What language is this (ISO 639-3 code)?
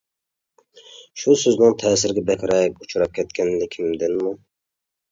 uig